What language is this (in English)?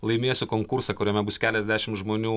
Lithuanian